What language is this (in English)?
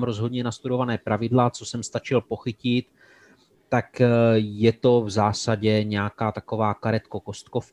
Czech